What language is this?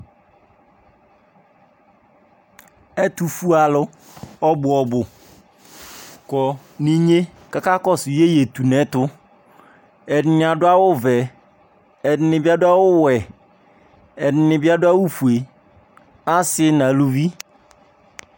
Ikposo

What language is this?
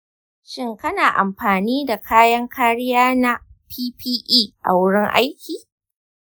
Hausa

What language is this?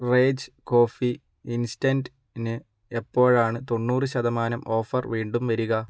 Malayalam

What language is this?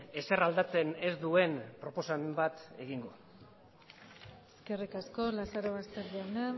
Basque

